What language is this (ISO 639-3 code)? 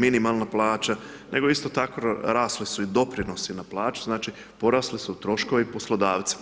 hrv